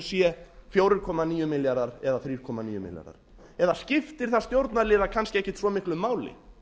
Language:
Icelandic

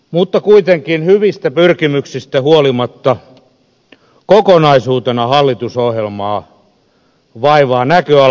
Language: Finnish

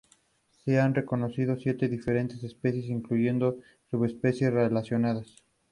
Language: Spanish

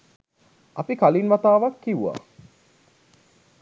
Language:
Sinhala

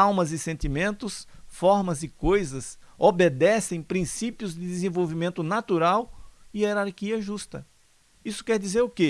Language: Portuguese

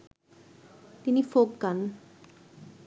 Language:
Bangla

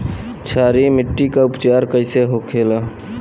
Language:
Bhojpuri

